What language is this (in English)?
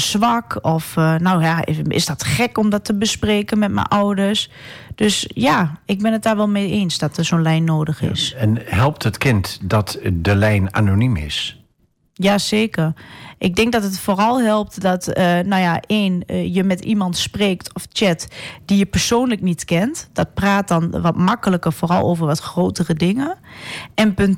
Dutch